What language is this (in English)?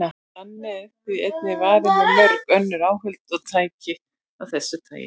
Icelandic